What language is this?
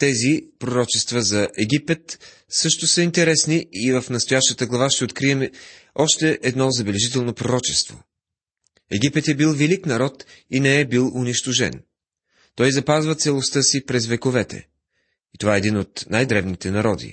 Bulgarian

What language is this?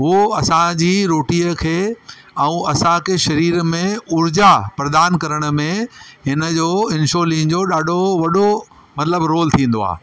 Sindhi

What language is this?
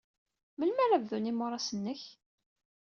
Kabyle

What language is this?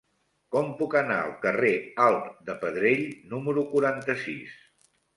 Catalan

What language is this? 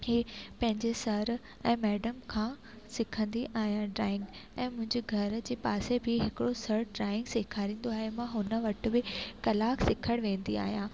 Sindhi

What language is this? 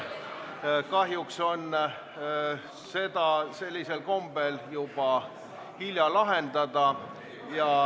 Estonian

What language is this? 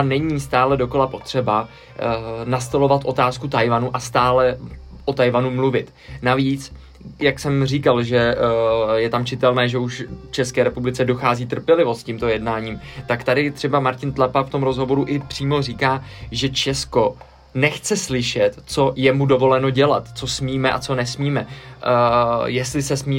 Czech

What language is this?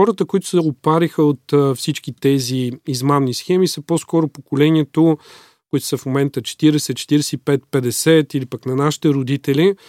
Bulgarian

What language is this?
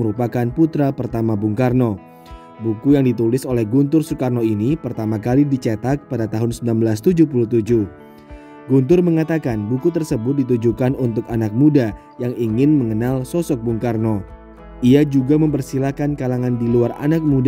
Indonesian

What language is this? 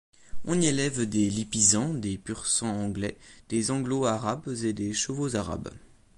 French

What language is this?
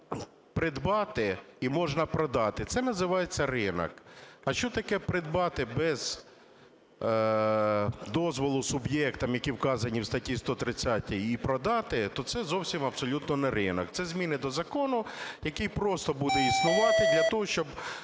Ukrainian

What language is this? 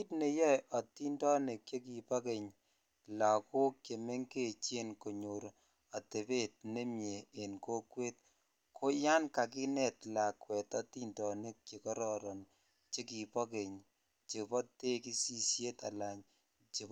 Kalenjin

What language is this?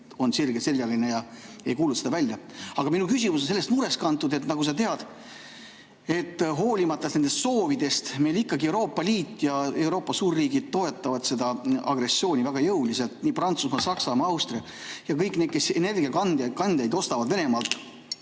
Estonian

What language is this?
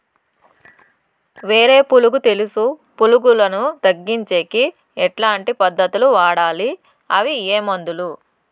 Telugu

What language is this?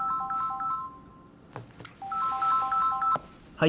Japanese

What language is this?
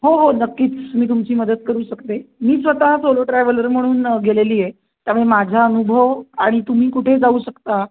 Marathi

